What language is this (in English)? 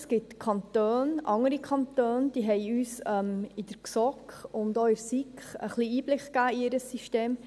Swiss German